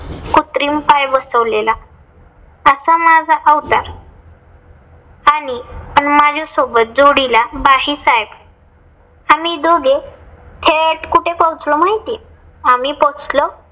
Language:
Marathi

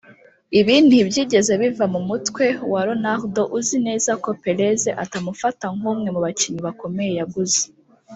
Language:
Kinyarwanda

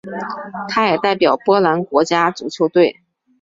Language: Chinese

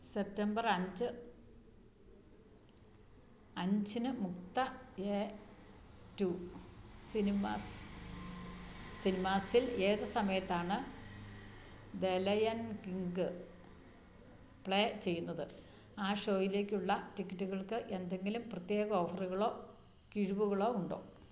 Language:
Malayalam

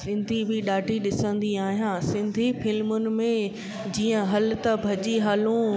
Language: Sindhi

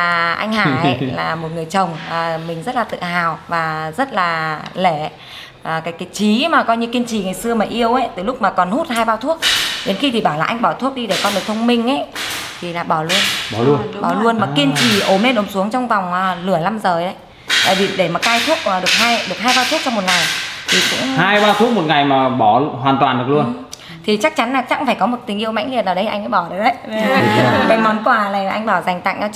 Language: Vietnamese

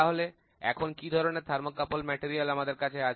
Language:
Bangla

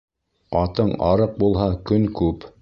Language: Bashkir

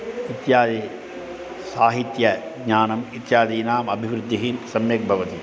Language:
Sanskrit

